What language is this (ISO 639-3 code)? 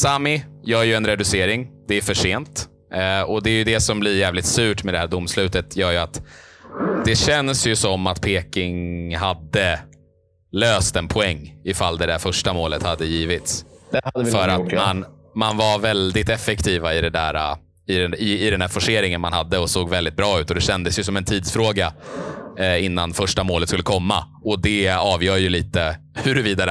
swe